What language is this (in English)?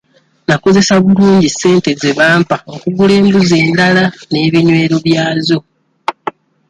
Ganda